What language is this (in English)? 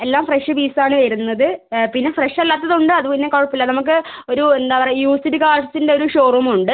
Malayalam